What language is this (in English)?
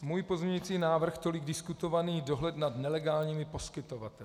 Czech